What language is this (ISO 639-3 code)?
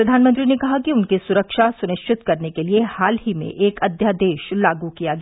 hin